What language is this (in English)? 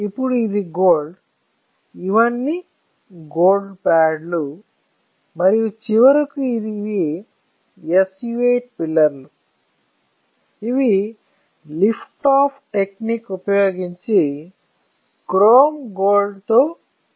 Telugu